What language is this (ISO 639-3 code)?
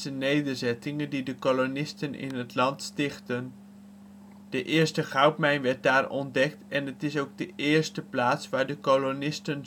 nld